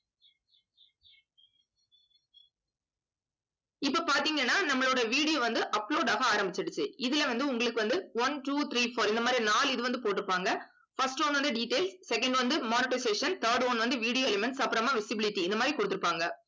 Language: Tamil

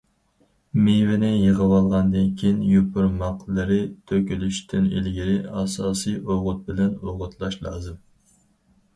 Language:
Uyghur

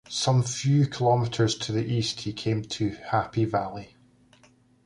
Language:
English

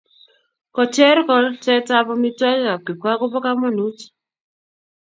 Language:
Kalenjin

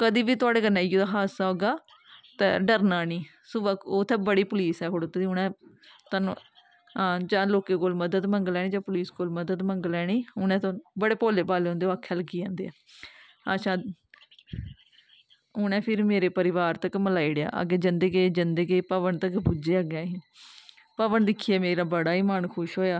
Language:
Dogri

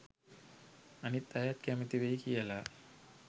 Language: Sinhala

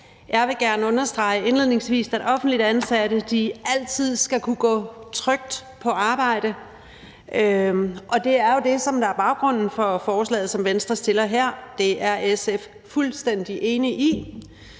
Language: Danish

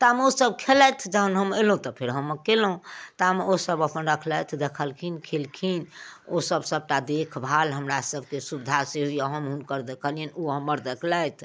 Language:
Maithili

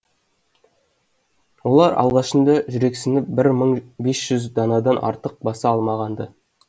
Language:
Kazakh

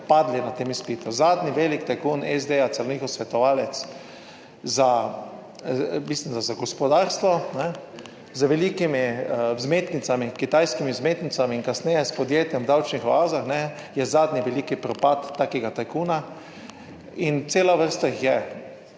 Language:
Slovenian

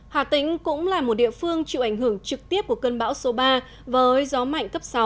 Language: Vietnamese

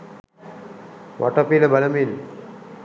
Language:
Sinhala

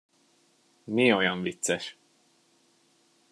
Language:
Hungarian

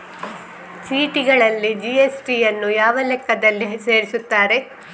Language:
Kannada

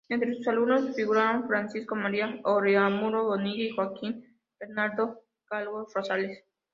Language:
Spanish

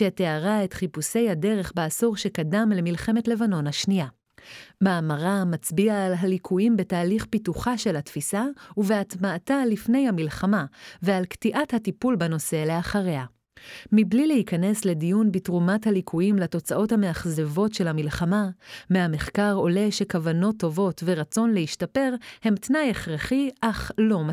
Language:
Hebrew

